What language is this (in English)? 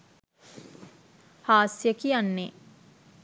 Sinhala